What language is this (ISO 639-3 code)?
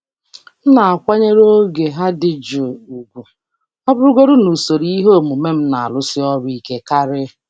ibo